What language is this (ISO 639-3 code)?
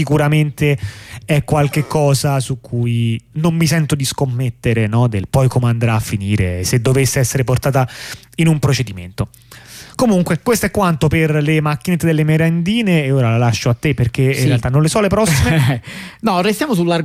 ita